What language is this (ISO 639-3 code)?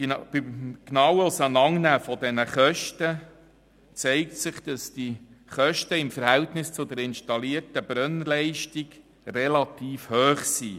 gsw